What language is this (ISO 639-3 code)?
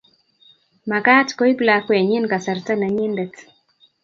kln